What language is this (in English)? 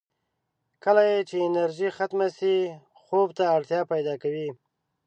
Pashto